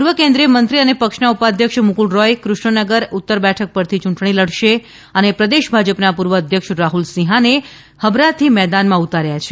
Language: Gujarati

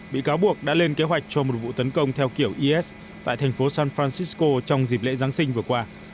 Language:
Vietnamese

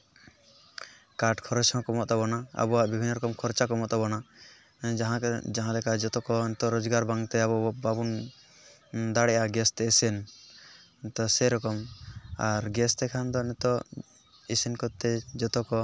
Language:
Santali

